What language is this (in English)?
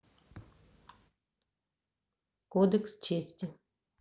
Russian